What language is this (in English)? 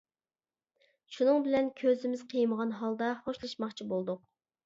Uyghur